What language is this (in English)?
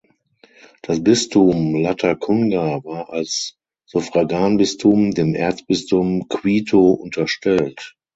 German